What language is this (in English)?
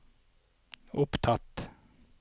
Norwegian